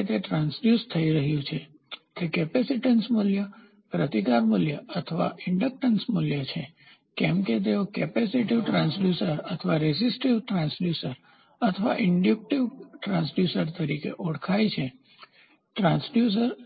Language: Gujarati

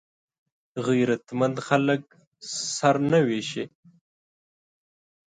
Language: Pashto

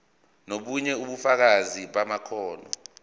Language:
Zulu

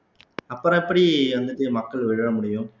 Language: Tamil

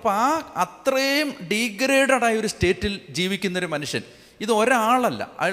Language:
Malayalam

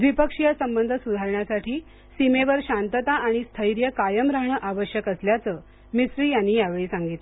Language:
Marathi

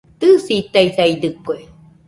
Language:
Nüpode Huitoto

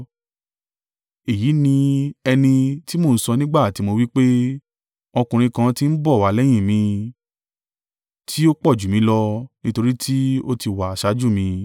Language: Yoruba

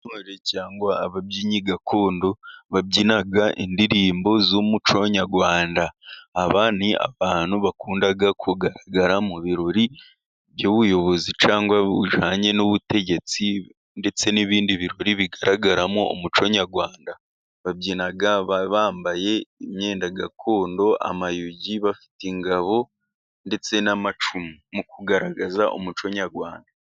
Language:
Kinyarwanda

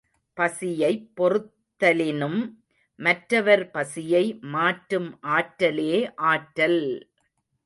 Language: Tamil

